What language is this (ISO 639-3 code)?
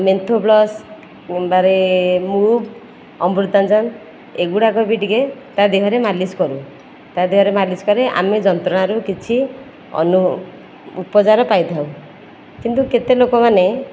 ori